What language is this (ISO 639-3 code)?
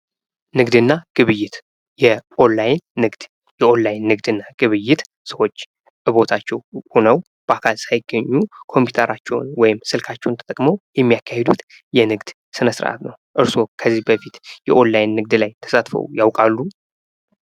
amh